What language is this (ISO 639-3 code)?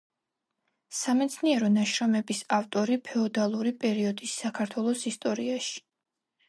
kat